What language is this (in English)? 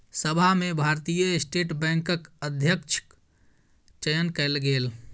Maithili